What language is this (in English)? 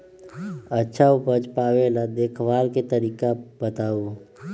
Magahi